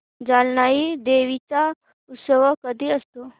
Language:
Marathi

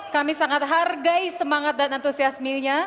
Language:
Indonesian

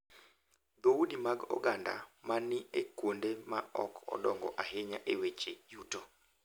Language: Luo (Kenya and Tanzania)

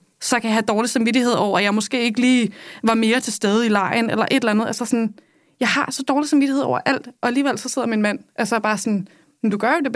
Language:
Danish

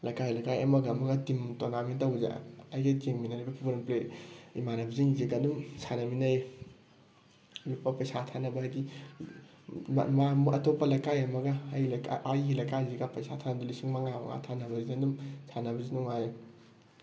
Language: Manipuri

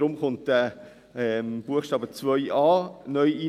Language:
Swiss German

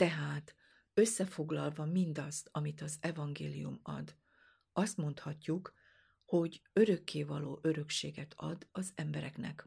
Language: Hungarian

